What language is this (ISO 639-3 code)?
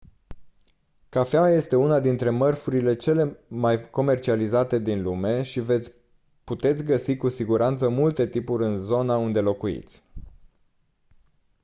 ron